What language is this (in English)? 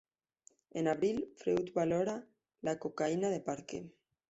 Spanish